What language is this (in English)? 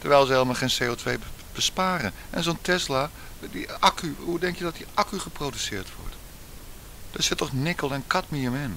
Dutch